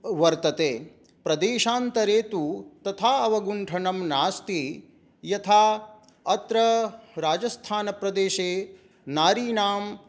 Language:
Sanskrit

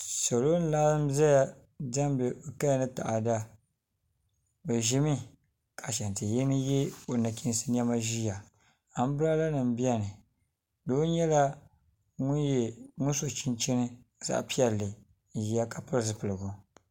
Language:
Dagbani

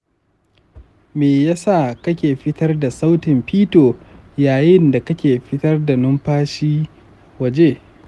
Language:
Hausa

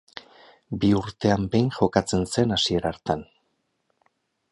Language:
Basque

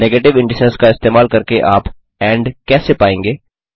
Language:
Hindi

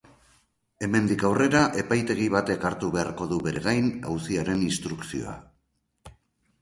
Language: Basque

